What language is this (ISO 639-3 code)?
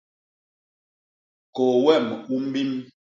bas